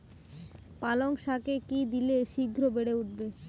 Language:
Bangla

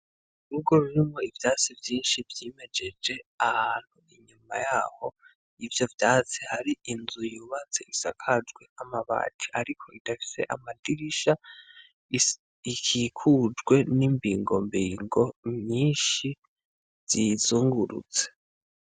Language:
Rundi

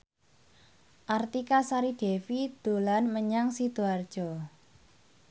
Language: Javanese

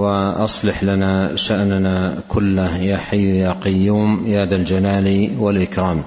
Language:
Arabic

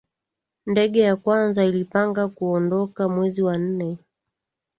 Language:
Swahili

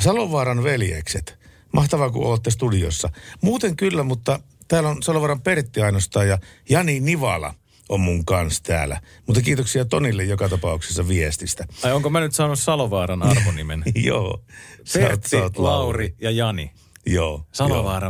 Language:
Finnish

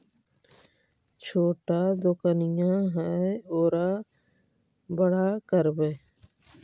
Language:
Magahi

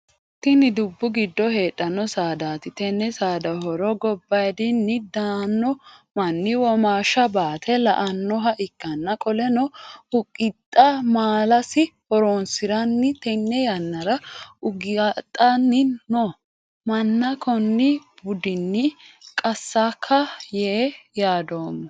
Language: Sidamo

